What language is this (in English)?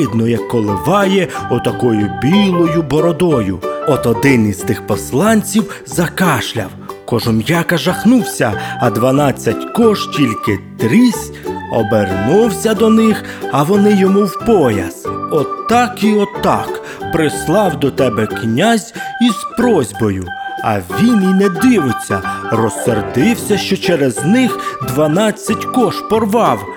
Ukrainian